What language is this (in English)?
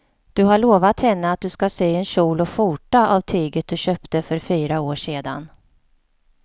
Swedish